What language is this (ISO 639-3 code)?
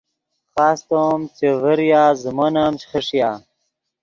ydg